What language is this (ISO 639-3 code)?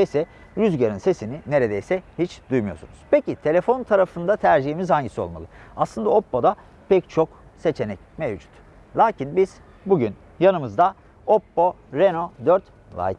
tur